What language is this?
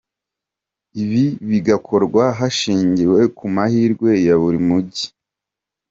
Kinyarwanda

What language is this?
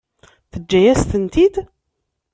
Kabyle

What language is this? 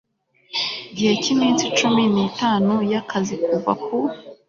Kinyarwanda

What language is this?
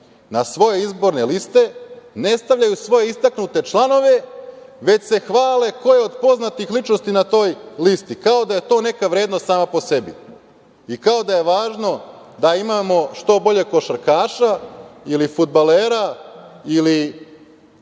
Serbian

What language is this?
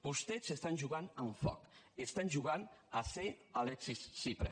Catalan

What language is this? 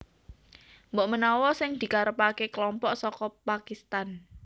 Javanese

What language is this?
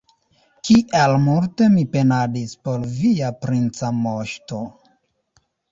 Esperanto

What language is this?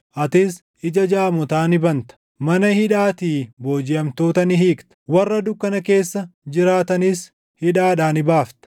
Oromo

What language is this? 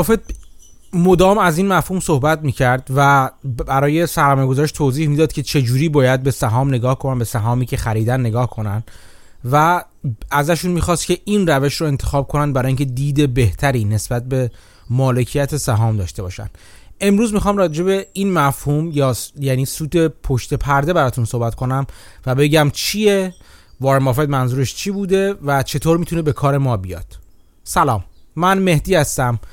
Persian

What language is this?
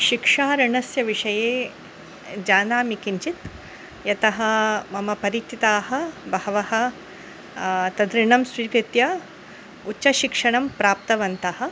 Sanskrit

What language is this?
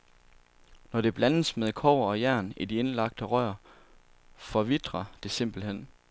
Danish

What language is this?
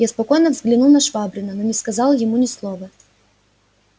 Russian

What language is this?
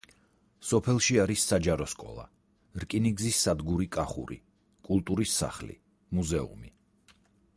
Georgian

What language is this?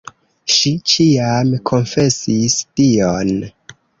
Esperanto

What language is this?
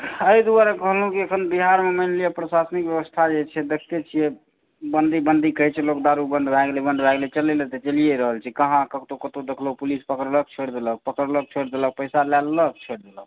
Maithili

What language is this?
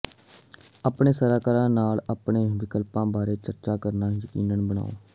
Punjabi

